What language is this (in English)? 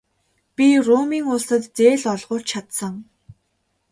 Mongolian